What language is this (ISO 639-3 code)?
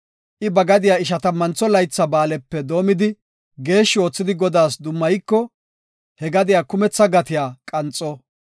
gof